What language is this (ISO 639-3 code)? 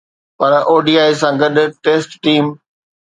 snd